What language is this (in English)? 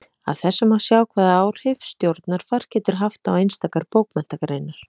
Icelandic